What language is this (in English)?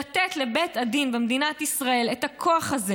Hebrew